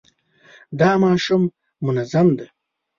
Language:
Pashto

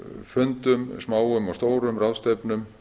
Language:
Icelandic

